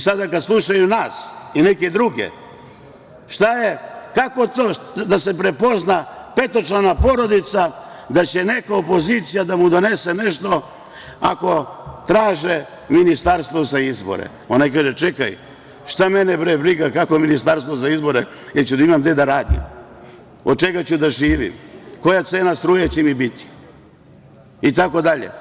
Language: Serbian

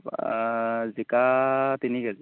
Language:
Assamese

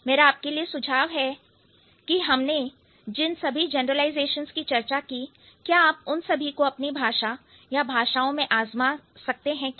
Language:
Hindi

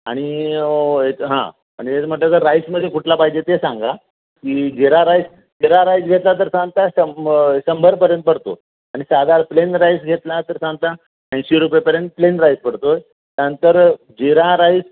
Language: Marathi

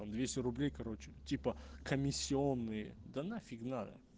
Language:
Russian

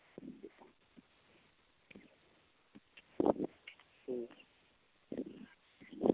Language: Punjabi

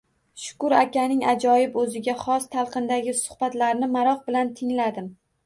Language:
Uzbek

